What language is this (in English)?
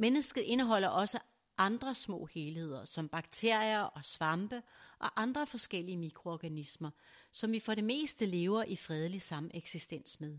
Danish